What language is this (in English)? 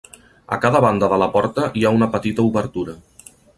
Catalan